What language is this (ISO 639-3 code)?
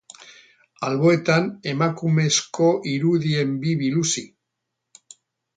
eus